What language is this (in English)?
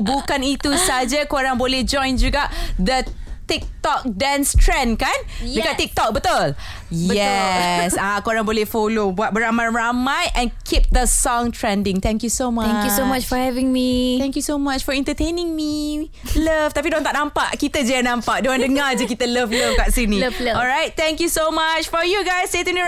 Malay